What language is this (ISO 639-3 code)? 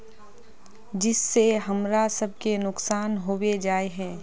mag